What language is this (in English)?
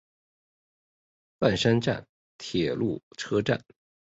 Chinese